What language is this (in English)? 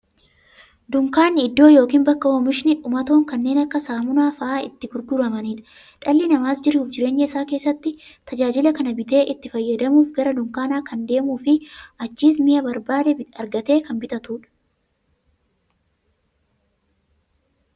Oromo